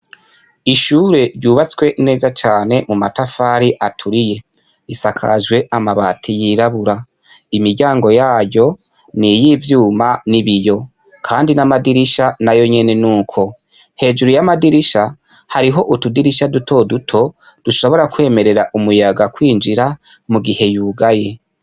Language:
Rundi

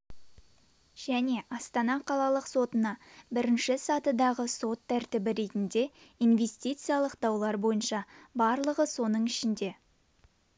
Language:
Kazakh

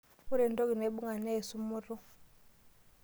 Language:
Masai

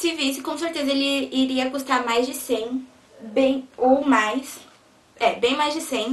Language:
Portuguese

